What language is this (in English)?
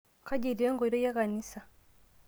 Masai